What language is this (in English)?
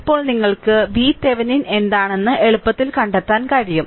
Malayalam